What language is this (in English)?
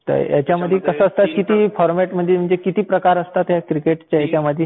Marathi